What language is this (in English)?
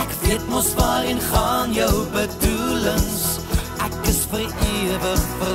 Dutch